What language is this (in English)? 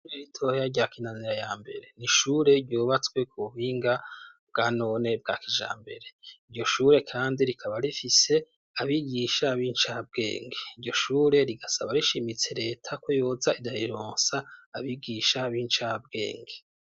Rundi